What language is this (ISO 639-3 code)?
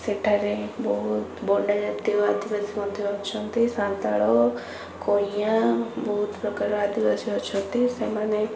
ori